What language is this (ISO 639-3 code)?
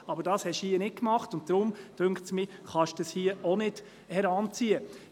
gsw